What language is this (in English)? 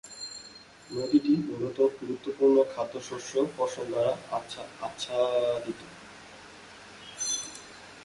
Bangla